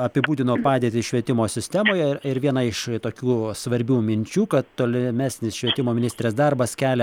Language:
Lithuanian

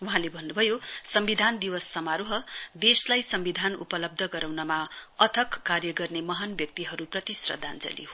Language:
Nepali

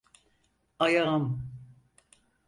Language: Turkish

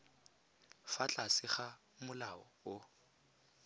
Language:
Tswana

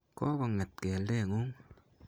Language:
Kalenjin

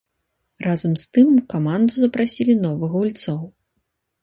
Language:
Belarusian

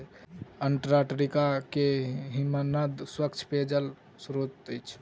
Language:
Maithili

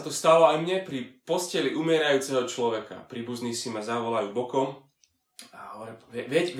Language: Slovak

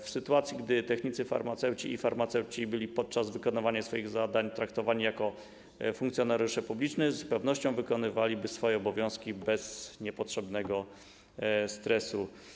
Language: Polish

